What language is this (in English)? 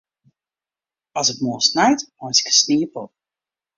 Western Frisian